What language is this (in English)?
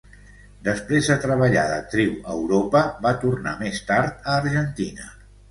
Catalan